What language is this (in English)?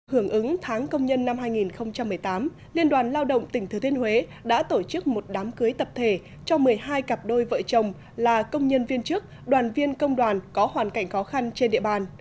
Vietnamese